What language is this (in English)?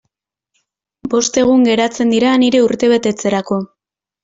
Basque